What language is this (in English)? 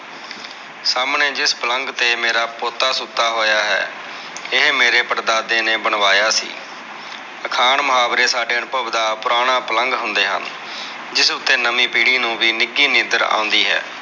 Punjabi